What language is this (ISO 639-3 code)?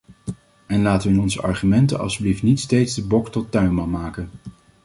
nld